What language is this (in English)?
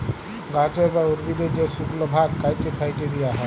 Bangla